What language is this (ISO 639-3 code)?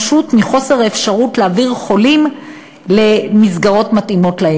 heb